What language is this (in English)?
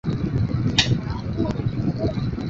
Chinese